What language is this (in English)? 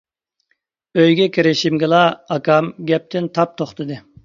Uyghur